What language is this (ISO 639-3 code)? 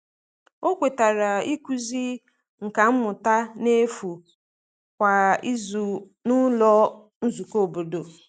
ibo